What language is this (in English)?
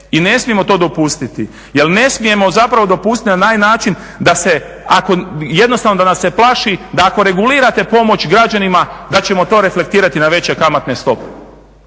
Croatian